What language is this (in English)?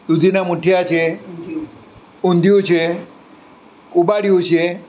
Gujarati